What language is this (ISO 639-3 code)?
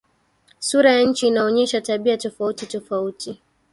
swa